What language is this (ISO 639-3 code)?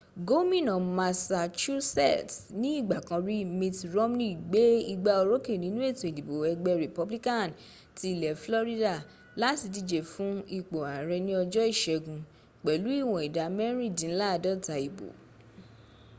yor